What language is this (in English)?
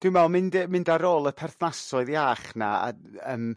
Welsh